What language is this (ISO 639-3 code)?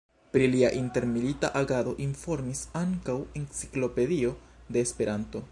epo